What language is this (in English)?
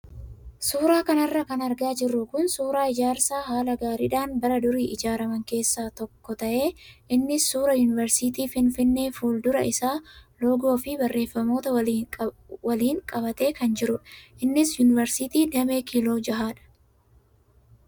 Oromo